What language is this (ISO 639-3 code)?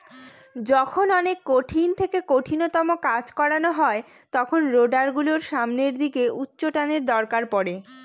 ben